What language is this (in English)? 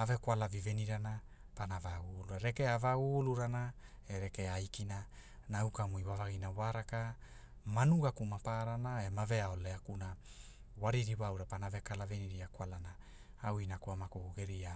Hula